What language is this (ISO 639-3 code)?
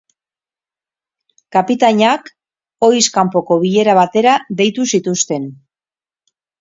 eus